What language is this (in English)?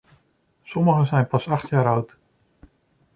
Dutch